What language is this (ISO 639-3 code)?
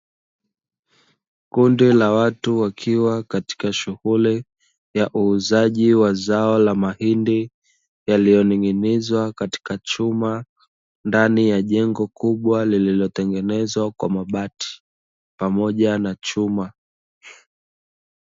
swa